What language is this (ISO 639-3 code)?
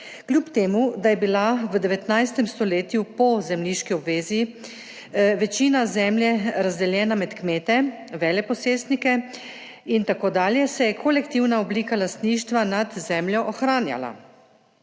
slv